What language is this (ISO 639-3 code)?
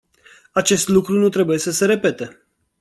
ron